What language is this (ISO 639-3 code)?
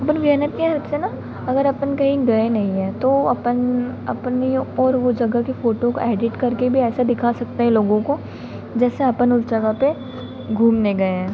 hin